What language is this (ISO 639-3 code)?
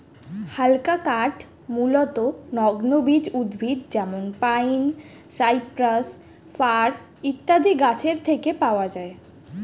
ben